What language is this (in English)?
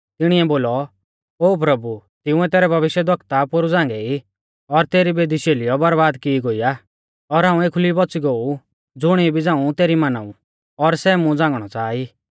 Mahasu Pahari